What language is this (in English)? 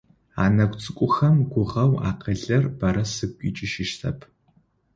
Adyghe